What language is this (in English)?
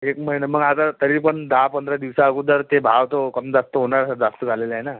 Marathi